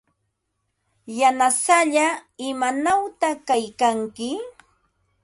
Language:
Ambo-Pasco Quechua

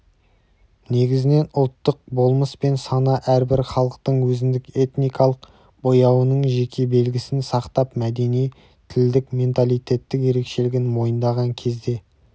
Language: Kazakh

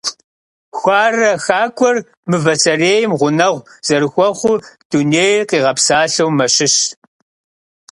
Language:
Kabardian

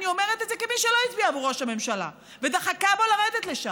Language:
Hebrew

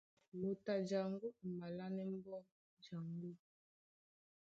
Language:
Duala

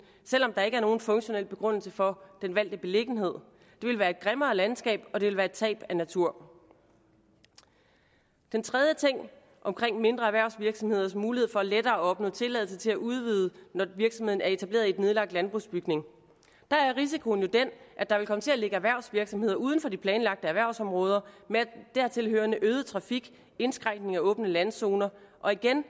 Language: Danish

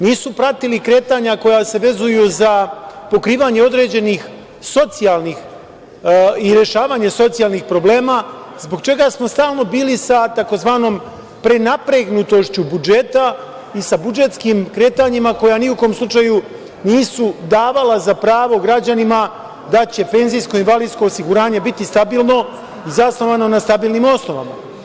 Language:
Serbian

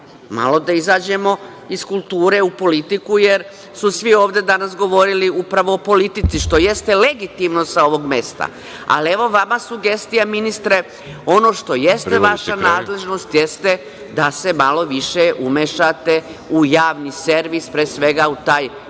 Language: Serbian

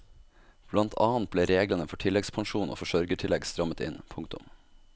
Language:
Norwegian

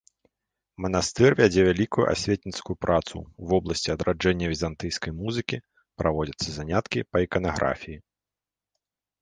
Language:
Belarusian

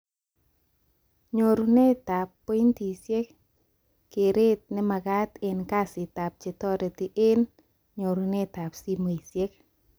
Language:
Kalenjin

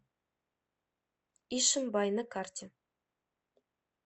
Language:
Russian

